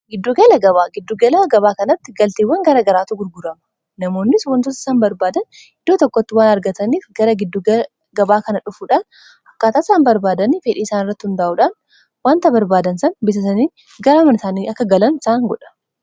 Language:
Oromo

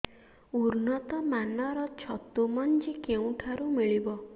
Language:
Odia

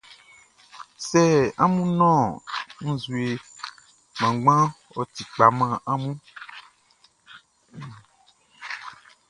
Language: Baoulé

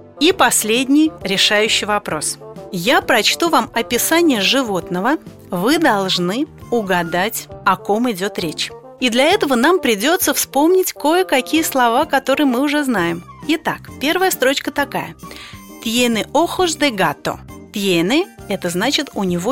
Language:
Russian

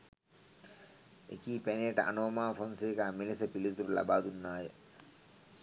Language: Sinhala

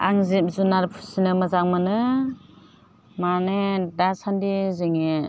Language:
Bodo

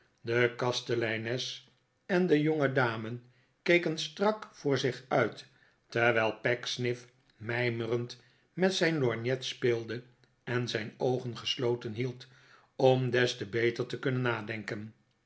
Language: Dutch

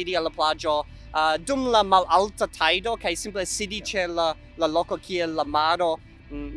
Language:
Esperanto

